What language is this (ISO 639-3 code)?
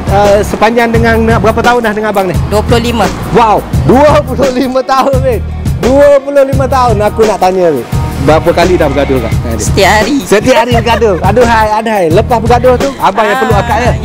msa